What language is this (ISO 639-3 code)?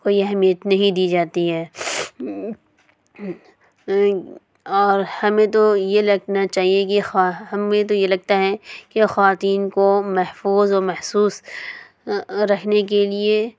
urd